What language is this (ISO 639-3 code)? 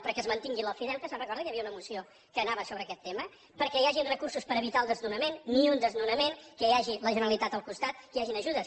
cat